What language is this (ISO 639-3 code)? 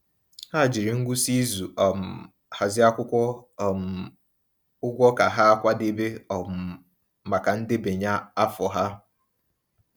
ibo